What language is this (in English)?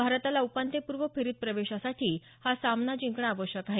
Marathi